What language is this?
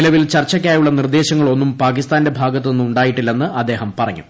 Malayalam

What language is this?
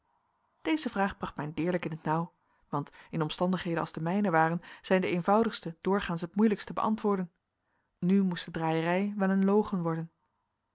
Dutch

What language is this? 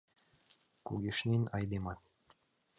Mari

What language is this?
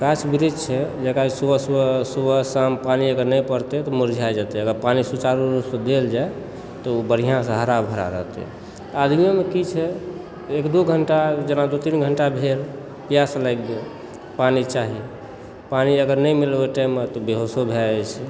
Maithili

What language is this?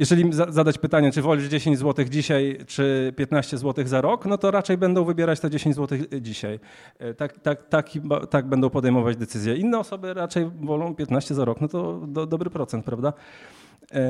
Polish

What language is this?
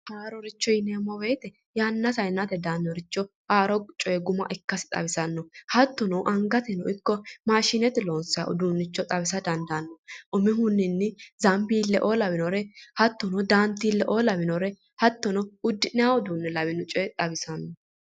Sidamo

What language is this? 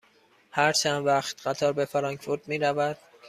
Persian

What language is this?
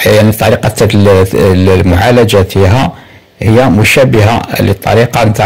Arabic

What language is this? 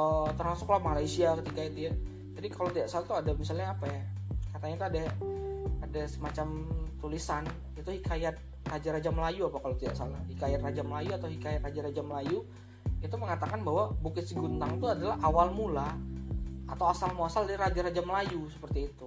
Indonesian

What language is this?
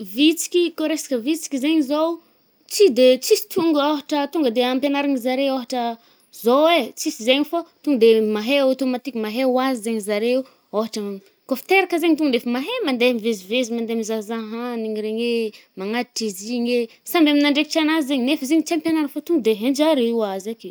Northern Betsimisaraka Malagasy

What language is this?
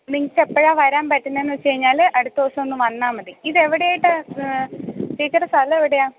Malayalam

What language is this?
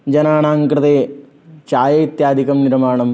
Sanskrit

